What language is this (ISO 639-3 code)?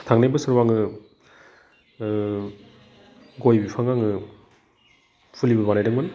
brx